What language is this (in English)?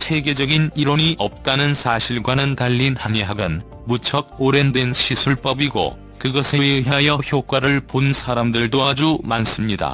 Korean